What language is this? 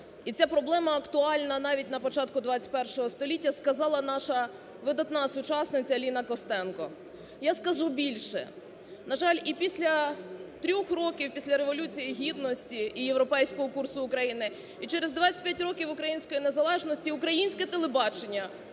Ukrainian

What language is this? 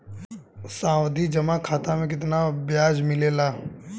Bhojpuri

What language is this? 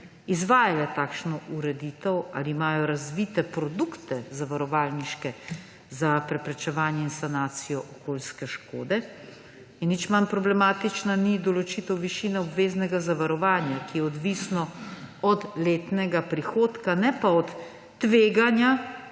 Slovenian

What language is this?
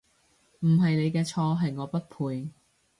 Cantonese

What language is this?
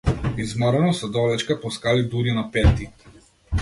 Macedonian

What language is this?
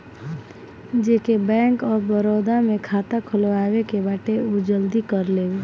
Bhojpuri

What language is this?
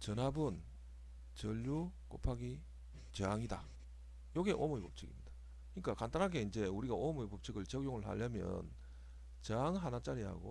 Korean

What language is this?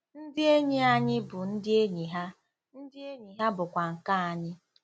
Igbo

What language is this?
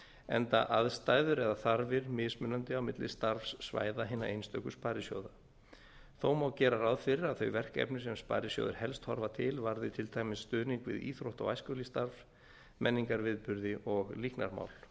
Icelandic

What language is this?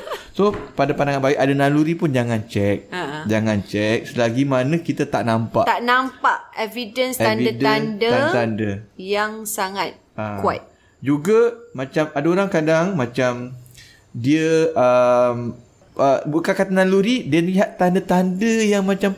Malay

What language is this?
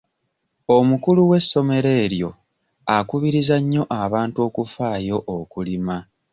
Ganda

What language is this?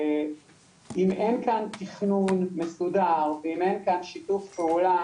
Hebrew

